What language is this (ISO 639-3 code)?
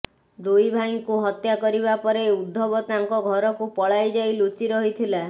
ori